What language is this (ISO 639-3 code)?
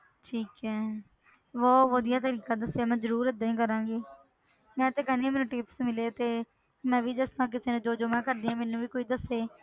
pan